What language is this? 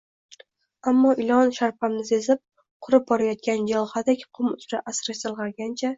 Uzbek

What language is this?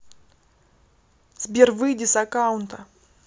Russian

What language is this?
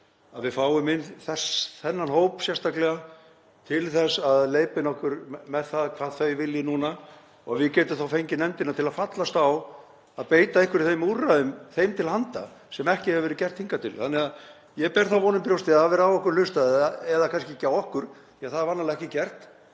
Icelandic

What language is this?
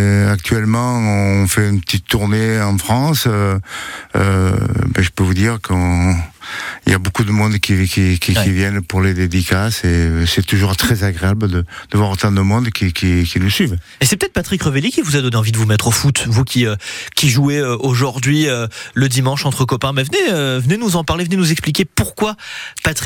French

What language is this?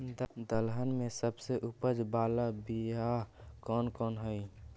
Magahi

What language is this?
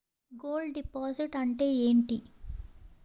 Telugu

